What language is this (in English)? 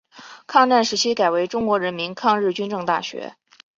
Chinese